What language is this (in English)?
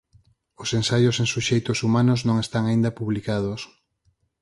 Galician